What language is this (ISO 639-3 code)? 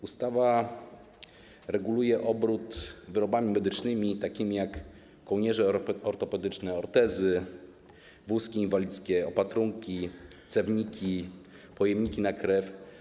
pol